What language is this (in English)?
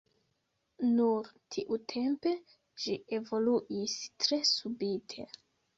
Esperanto